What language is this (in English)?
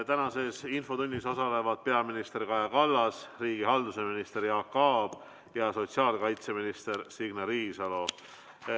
Estonian